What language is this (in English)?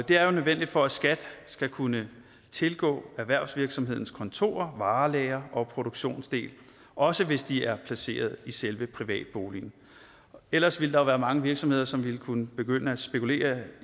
Danish